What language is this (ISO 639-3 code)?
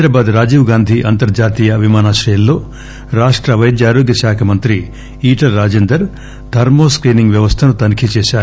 tel